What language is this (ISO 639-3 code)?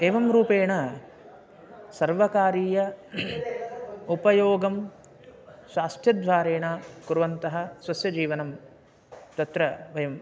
san